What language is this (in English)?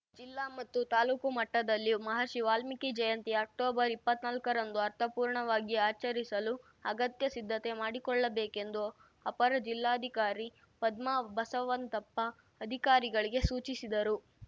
Kannada